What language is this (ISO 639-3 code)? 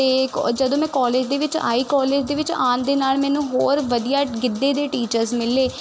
pan